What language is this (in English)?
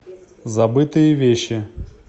Russian